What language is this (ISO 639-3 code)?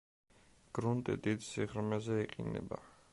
kat